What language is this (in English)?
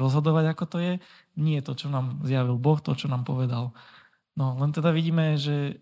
Slovak